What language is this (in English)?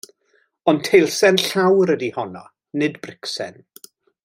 Welsh